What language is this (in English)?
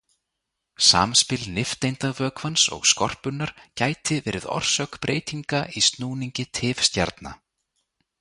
Icelandic